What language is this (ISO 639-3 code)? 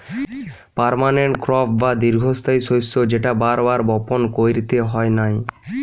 ben